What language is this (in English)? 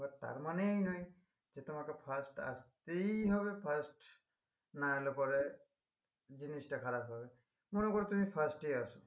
Bangla